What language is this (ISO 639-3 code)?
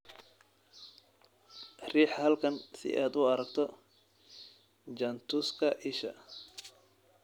som